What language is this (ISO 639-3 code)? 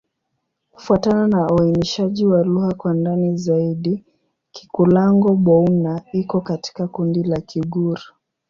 swa